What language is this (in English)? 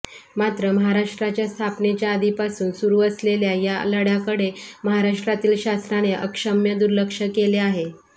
Marathi